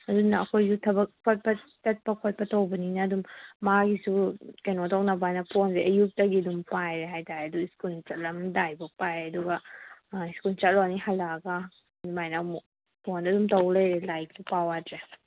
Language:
Manipuri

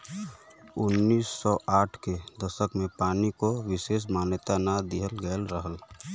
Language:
Bhojpuri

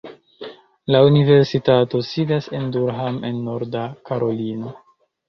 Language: Esperanto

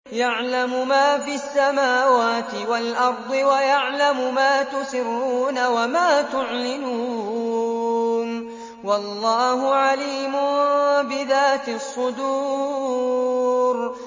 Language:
Arabic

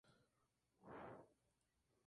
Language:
Spanish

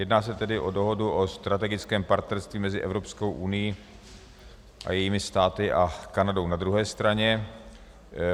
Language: Czech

